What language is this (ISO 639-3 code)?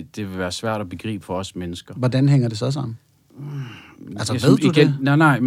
dan